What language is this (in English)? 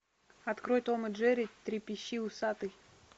Russian